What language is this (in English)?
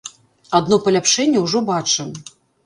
Belarusian